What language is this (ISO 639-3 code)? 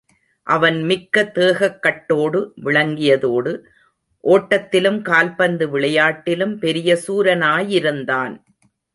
tam